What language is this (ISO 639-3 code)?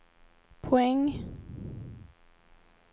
swe